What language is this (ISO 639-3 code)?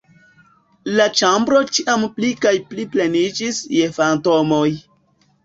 epo